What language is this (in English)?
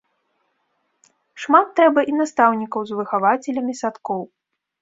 Belarusian